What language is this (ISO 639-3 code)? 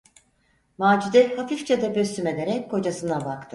tur